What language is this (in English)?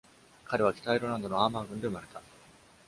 Japanese